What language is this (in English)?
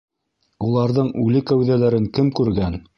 Bashkir